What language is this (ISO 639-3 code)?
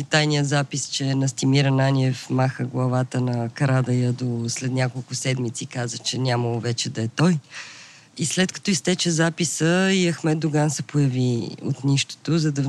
bul